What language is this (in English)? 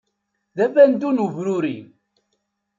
Kabyle